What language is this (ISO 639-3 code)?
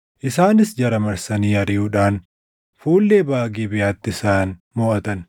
orm